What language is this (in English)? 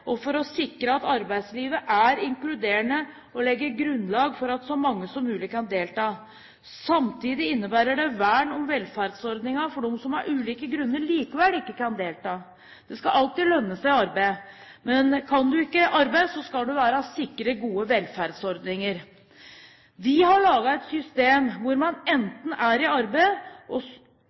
Norwegian Bokmål